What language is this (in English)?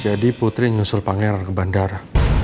Indonesian